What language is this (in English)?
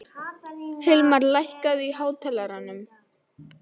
Icelandic